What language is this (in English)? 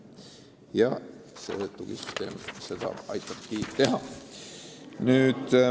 Estonian